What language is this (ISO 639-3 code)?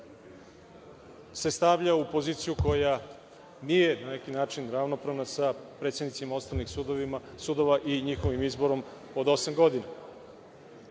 srp